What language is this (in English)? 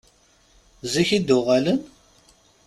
Kabyle